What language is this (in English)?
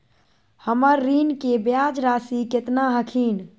Magahi